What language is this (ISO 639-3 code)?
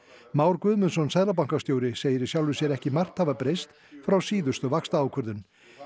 isl